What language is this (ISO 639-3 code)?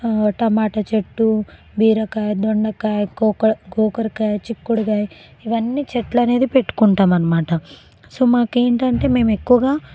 tel